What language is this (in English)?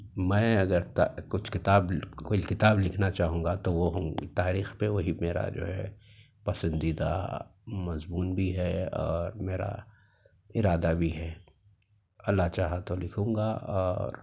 Urdu